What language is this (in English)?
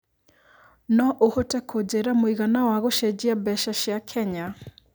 Kikuyu